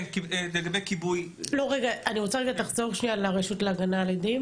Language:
Hebrew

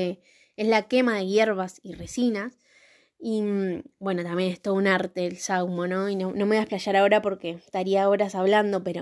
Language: Spanish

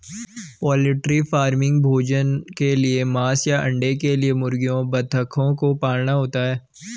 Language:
Hindi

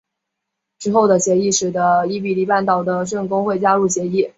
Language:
Chinese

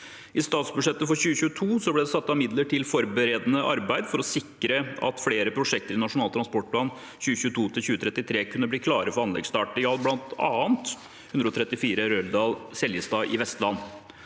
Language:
Norwegian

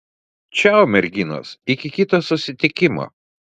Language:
Lithuanian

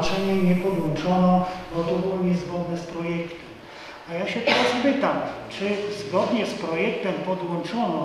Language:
Polish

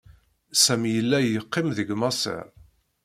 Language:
Kabyle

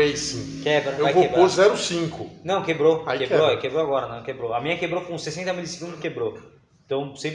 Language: Portuguese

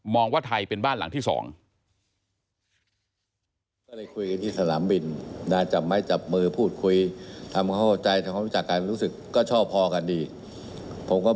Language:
Thai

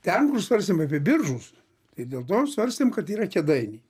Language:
Lithuanian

